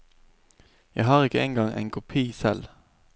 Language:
Norwegian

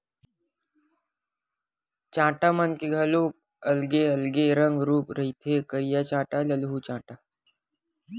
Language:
Chhattisgarhi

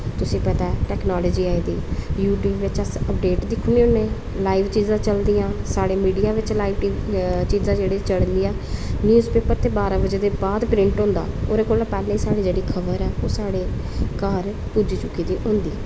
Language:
Dogri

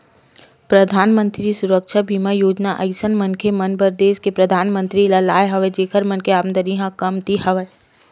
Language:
Chhattisgarhi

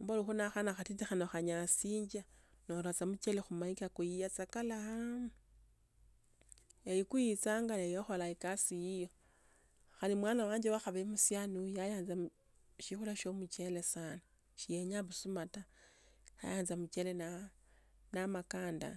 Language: Tsotso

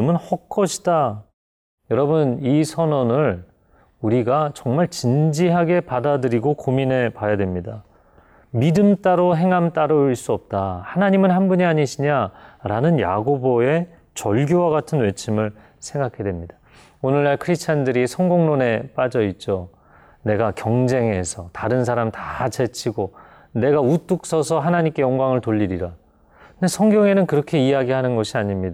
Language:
Korean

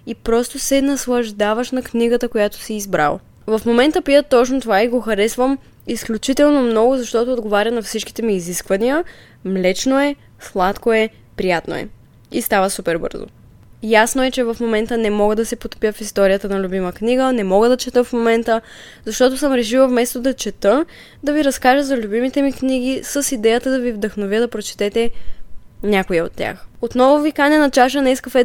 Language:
Bulgarian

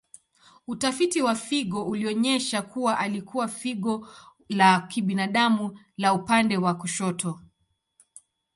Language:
Swahili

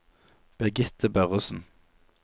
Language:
Norwegian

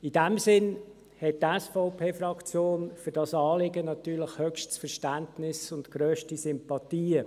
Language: Swiss German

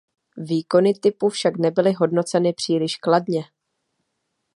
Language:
Czech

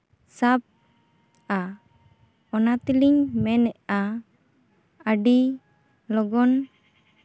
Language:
Santali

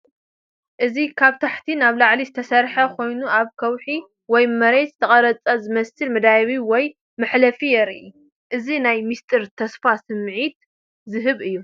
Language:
Tigrinya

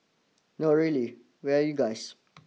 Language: English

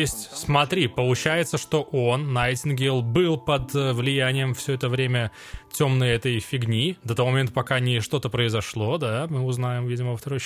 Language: Russian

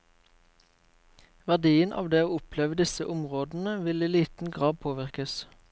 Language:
Norwegian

